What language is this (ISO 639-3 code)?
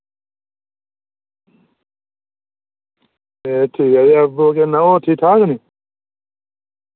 doi